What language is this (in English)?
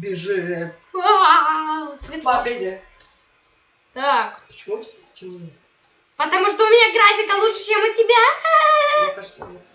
Russian